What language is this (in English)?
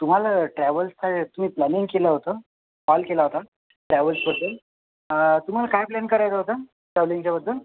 Marathi